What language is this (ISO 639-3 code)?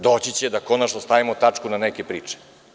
srp